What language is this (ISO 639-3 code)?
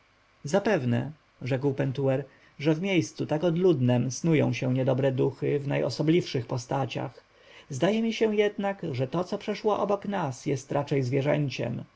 pol